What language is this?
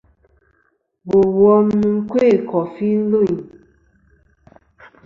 Kom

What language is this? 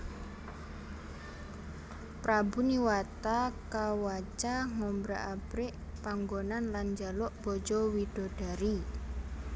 Javanese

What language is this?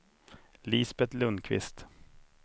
Swedish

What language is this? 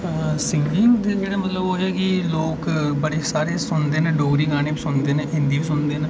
Dogri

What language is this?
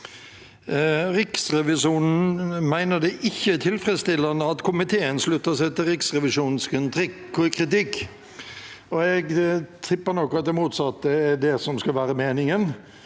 Norwegian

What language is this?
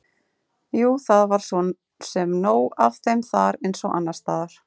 Icelandic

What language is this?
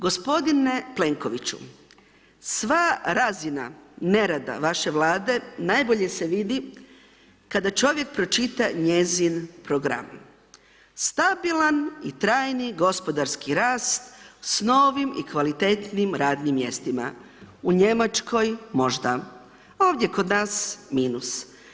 Croatian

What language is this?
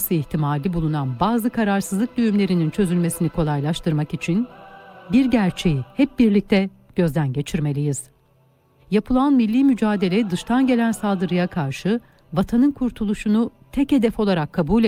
Turkish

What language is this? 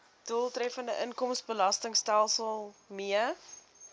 Afrikaans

